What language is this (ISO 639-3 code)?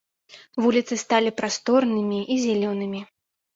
bel